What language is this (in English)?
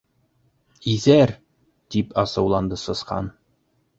Bashkir